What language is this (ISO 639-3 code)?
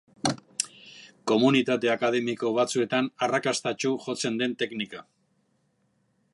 eus